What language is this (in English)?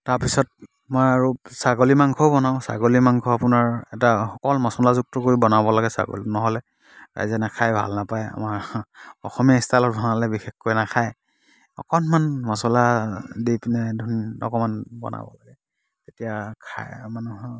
Assamese